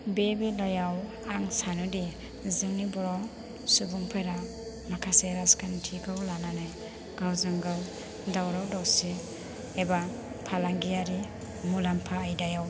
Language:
Bodo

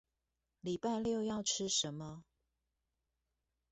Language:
Chinese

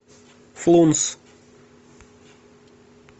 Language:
Russian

